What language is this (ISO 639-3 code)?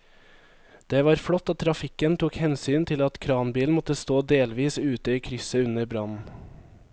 nor